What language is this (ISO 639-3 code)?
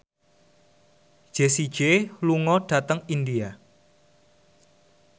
jav